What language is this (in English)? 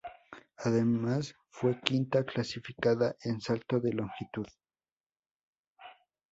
Spanish